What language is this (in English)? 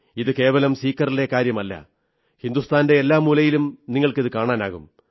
Malayalam